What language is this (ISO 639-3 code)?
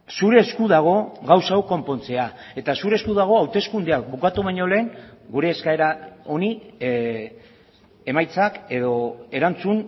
eus